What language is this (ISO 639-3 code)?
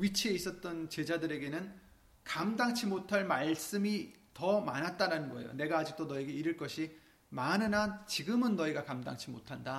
kor